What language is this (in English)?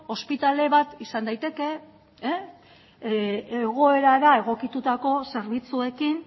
Basque